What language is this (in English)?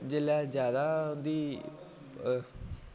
Dogri